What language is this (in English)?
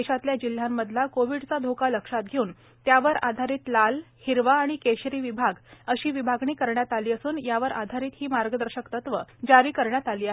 Marathi